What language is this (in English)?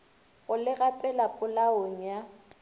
Northern Sotho